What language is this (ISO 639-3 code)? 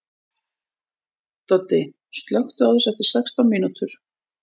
isl